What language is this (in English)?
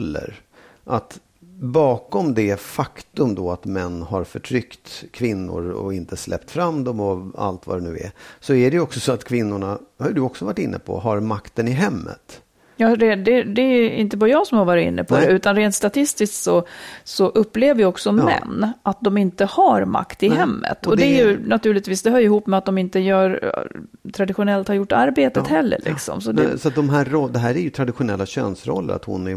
Swedish